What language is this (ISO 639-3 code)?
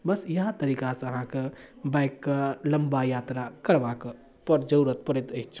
mai